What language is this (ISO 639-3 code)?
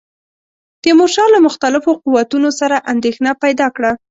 pus